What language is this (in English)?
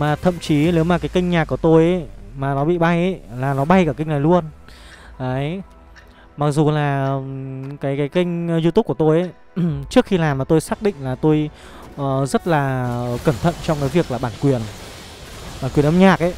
Vietnamese